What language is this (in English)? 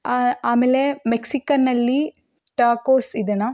Kannada